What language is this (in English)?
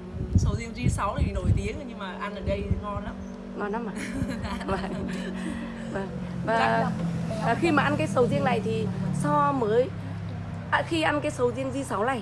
Vietnamese